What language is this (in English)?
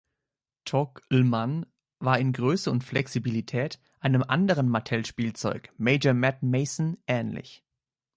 German